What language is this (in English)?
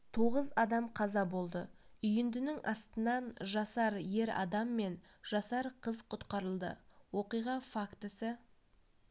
Kazakh